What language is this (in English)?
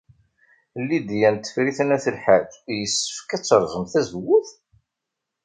Kabyle